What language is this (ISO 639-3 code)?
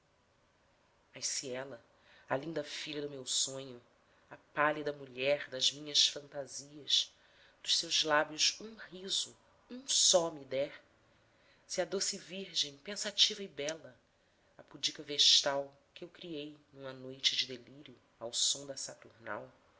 por